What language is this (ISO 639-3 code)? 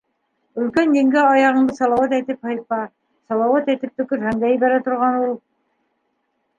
bak